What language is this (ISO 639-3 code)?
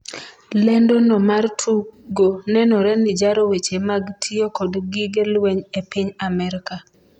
luo